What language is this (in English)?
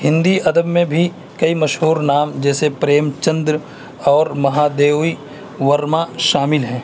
Urdu